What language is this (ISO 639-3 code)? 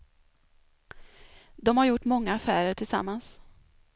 swe